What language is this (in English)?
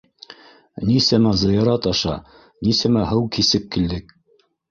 Bashkir